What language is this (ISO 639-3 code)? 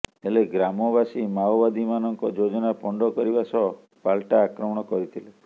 ori